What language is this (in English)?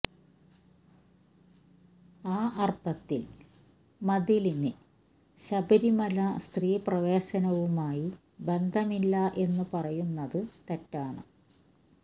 Malayalam